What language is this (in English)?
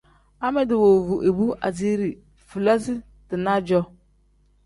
Tem